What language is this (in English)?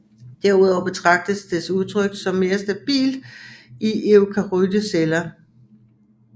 Danish